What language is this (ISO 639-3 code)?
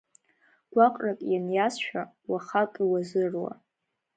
abk